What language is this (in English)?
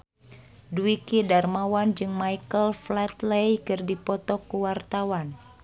Sundanese